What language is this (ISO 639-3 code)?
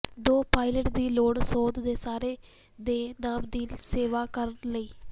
pan